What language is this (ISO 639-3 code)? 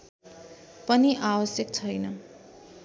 nep